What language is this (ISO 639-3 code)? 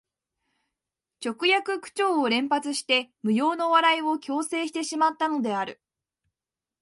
jpn